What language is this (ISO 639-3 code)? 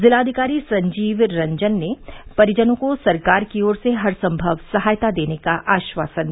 hin